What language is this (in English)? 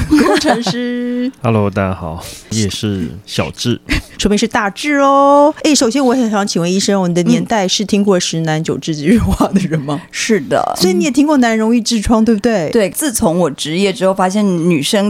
Chinese